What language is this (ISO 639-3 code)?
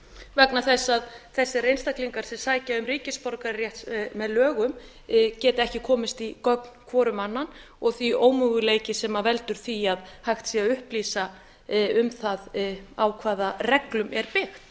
isl